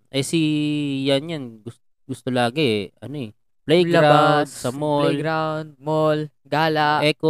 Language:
Filipino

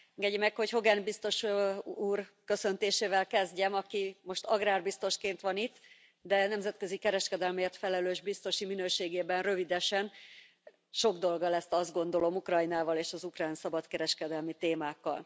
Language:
Hungarian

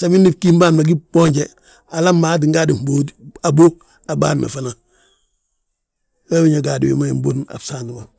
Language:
Balanta-Ganja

